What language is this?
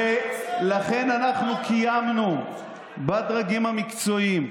Hebrew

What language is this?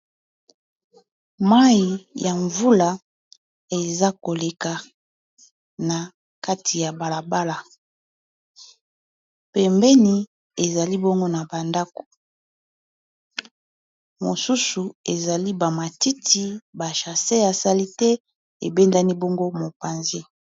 Lingala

